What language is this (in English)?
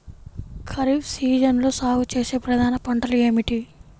Telugu